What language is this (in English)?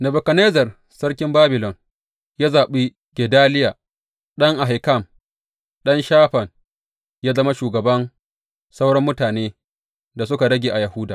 Hausa